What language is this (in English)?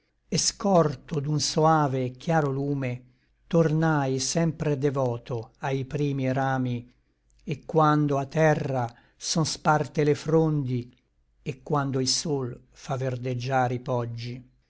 Italian